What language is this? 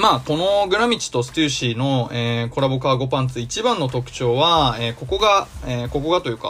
Japanese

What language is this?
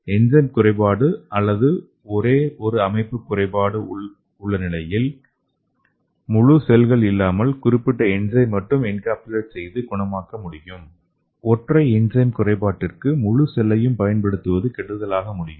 Tamil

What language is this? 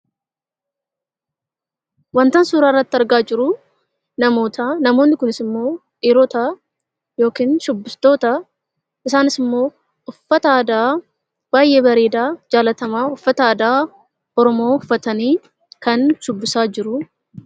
Oromo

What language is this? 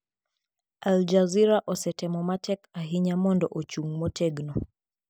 Luo (Kenya and Tanzania)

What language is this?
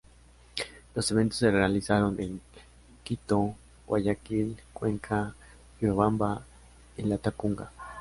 Spanish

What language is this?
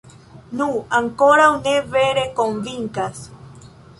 Esperanto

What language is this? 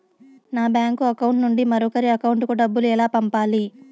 Telugu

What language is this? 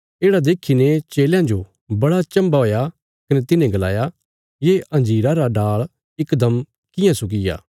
Bilaspuri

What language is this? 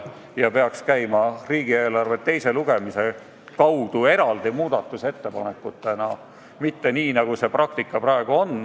Estonian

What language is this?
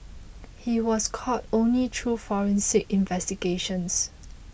English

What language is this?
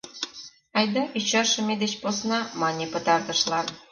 Mari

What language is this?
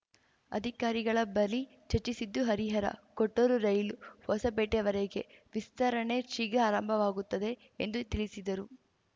Kannada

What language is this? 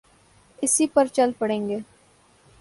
Urdu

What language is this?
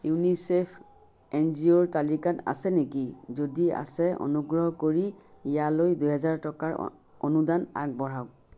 Assamese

